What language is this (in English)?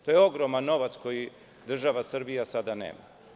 Serbian